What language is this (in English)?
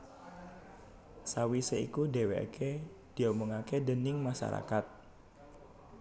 Javanese